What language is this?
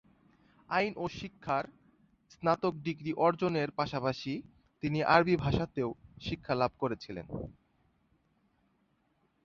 Bangla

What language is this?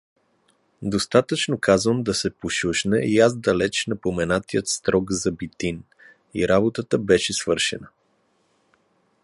Bulgarian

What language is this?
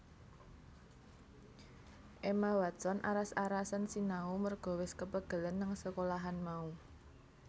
Javanese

